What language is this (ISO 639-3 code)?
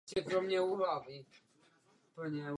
ces